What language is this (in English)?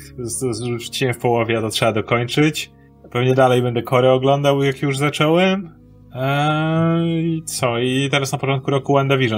Polish